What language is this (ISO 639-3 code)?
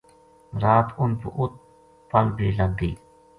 gju